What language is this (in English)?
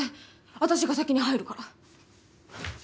Japanese